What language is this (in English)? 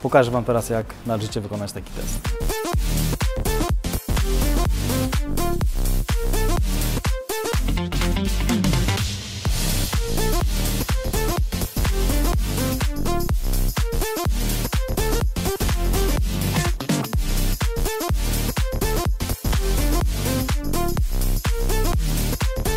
Polish